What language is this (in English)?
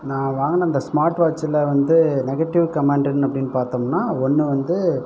Tamil